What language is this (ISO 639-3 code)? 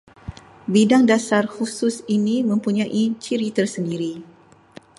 msa